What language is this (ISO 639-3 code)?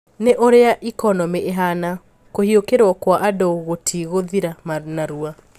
kik